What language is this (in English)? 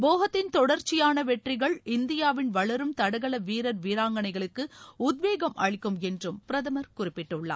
Tamil